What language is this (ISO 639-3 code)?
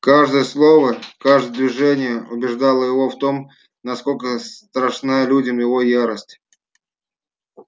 rus